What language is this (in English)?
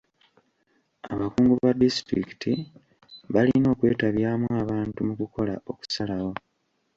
Ganda